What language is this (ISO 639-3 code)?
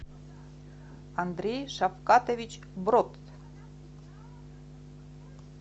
rus